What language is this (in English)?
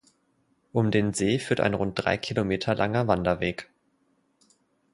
German